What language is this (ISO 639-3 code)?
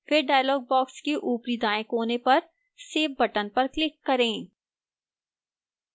hin